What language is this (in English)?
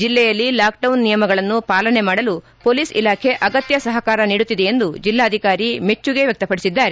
Kannada